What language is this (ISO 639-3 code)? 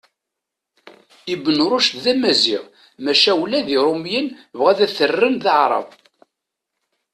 kab